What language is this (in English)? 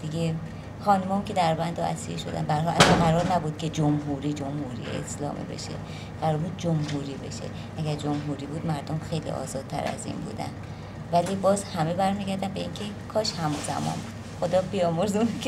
Persian